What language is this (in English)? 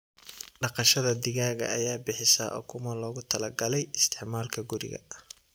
Somali